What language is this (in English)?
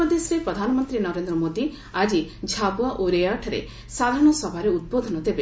Odia